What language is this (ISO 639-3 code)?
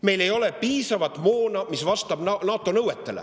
est